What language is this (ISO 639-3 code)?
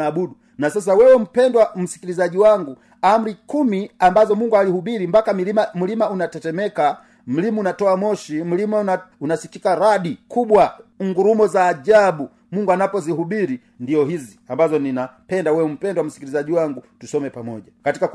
swa